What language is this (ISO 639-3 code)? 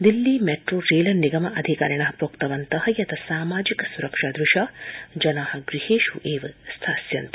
san